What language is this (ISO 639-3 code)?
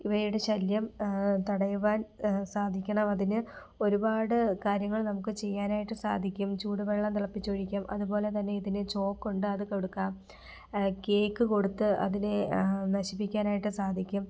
mal